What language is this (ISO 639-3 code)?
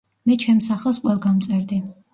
kat